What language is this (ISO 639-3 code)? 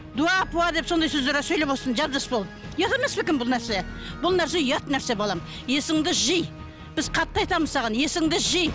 kaz